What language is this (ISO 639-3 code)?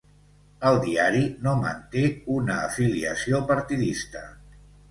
cat